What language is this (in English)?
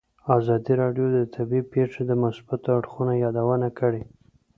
Pashto